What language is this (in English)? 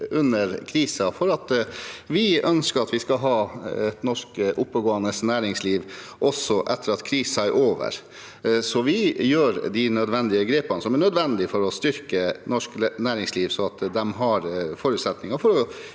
Norwegian